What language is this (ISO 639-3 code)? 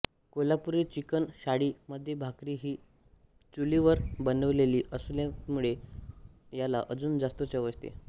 mar